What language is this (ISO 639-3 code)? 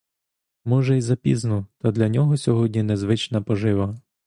ukr